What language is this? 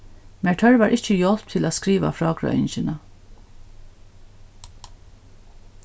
Faroese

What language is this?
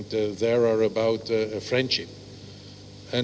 Indonesian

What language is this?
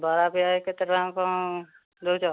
Odia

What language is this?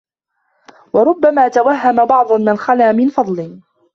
Arabic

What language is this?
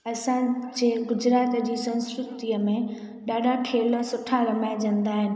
Sindhi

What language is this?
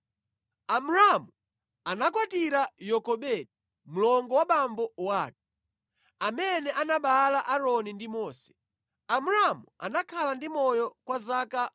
Nyanja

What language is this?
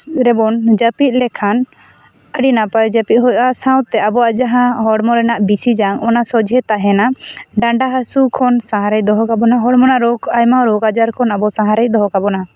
Santali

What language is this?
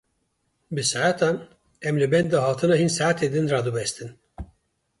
Kurdish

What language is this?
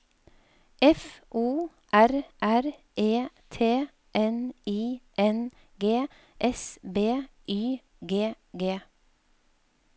Norwegian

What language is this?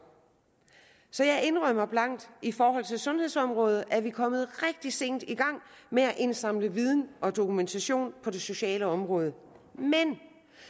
Danish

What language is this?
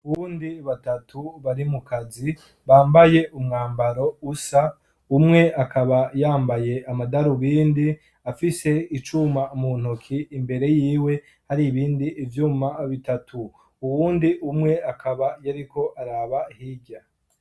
Rundi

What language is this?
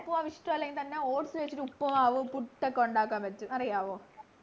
Malayalam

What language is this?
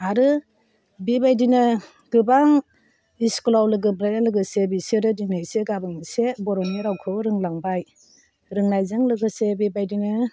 Bodo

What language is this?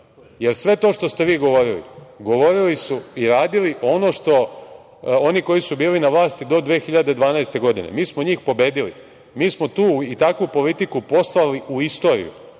Serbian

